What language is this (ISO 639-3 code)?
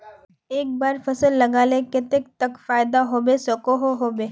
mag